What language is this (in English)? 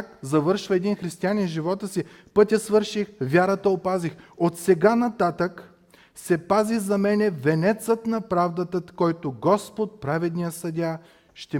Bulgarian